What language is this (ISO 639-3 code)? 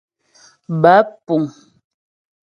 bbj